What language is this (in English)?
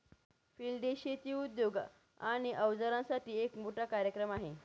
Marathi